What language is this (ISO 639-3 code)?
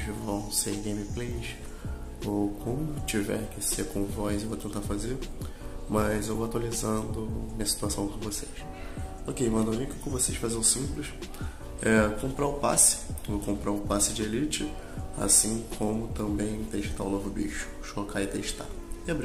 por